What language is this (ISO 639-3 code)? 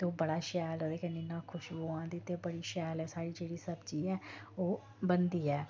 doi